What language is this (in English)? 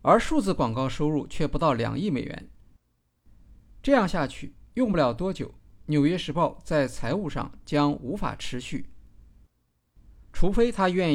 Chinese